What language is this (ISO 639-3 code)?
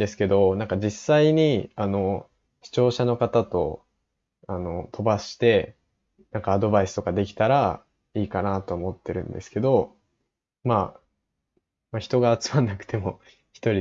jpn